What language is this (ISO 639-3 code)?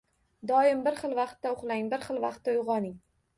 uzb